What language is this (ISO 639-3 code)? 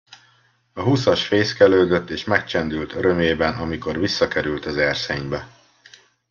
hun